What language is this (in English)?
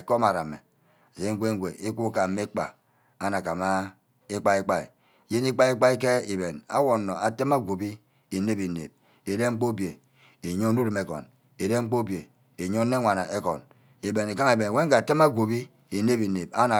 Ubaghara